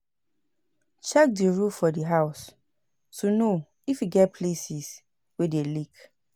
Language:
Nigerian Pidgin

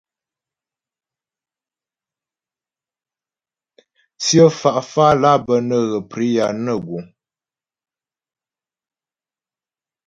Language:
Ghomala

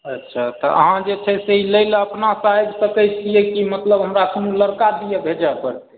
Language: Maithili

